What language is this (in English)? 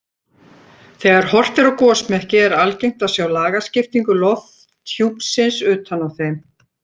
Icelandic